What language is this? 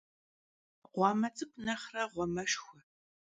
Kabardian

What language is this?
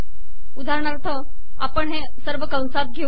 Marathi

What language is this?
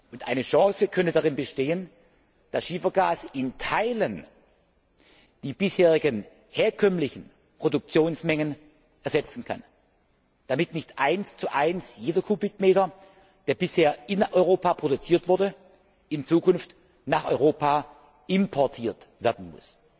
German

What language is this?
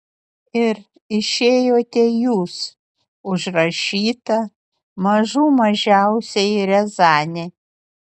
Lithuanian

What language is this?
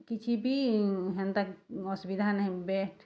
Odia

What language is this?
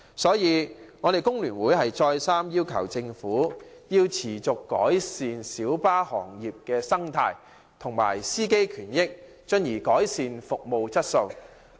Cantonese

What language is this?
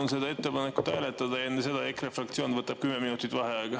Estonian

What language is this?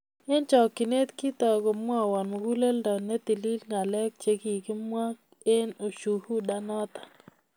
Kalenjin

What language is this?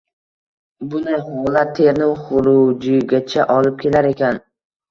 Uzbek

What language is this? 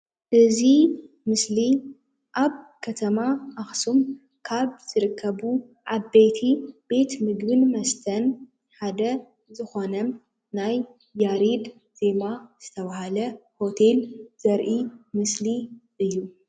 Tigrinya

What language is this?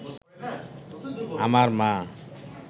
Bangla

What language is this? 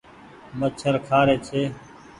Goaria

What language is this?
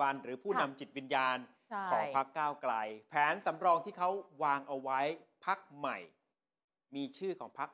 Thai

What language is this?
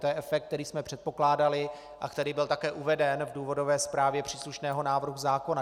Czech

